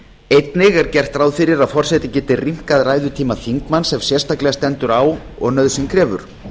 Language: Icelandic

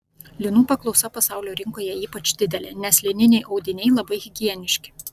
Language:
Lithuanian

